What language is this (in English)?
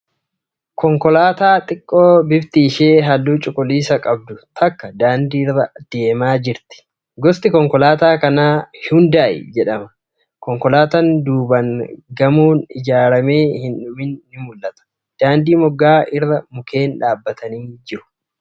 Oromo